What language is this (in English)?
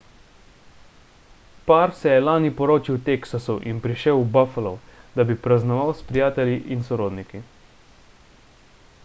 Slovenian